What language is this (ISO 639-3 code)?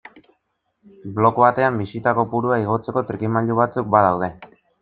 eus